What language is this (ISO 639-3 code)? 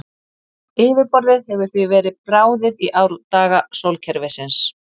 isl